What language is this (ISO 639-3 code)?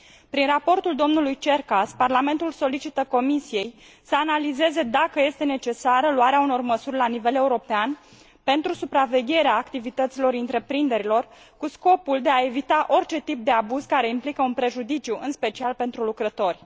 ron